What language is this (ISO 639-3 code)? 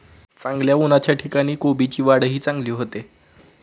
mar